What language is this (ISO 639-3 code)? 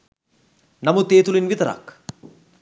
sin